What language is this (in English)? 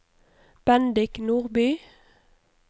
Norwegian